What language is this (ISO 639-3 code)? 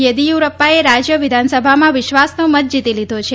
guj